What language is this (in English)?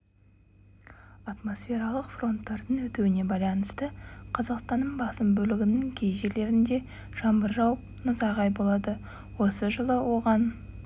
Kazakh